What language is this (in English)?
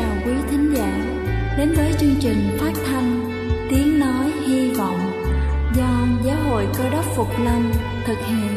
Vietnamese